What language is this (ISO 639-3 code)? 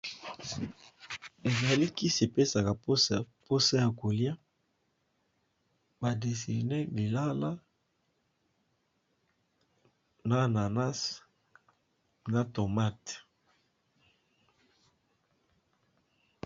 lin